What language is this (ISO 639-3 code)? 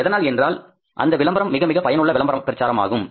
tam